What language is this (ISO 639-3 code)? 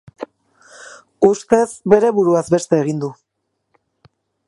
eus